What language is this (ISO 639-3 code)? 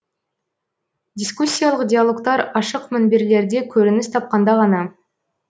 kaz